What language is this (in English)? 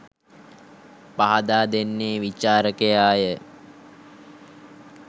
Sinhala